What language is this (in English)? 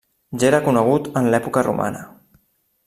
Catalan